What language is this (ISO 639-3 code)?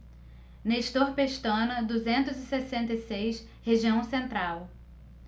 por